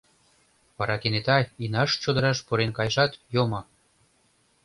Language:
Mari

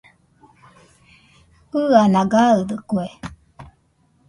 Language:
Nüpode Huitoto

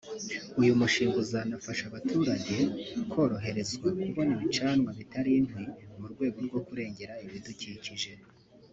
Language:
Kinyarwanda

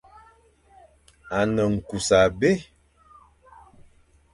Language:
Fang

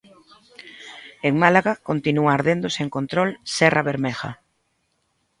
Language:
Galician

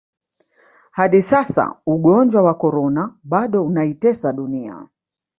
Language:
Swahili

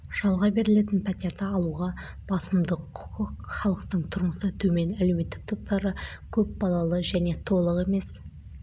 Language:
Kazakh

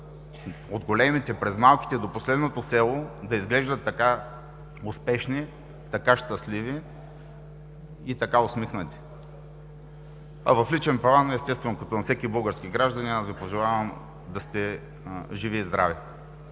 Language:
Bulgarian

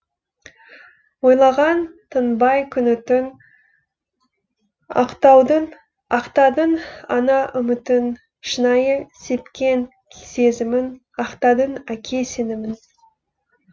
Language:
Kazakh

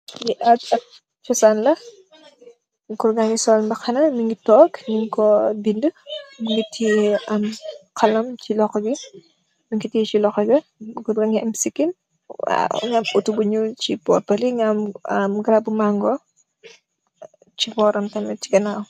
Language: Wolof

